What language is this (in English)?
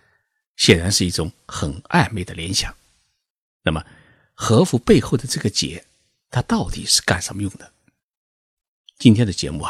Chinese